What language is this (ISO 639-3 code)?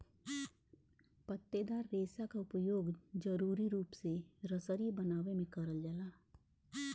bho